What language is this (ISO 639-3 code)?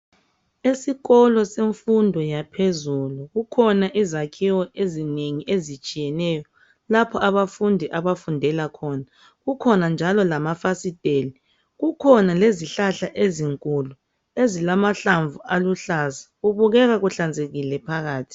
nde